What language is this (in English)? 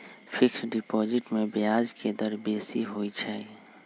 Magahi